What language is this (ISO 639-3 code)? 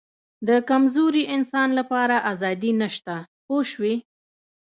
pus